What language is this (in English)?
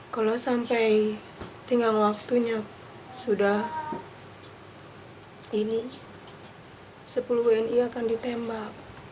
Indonesian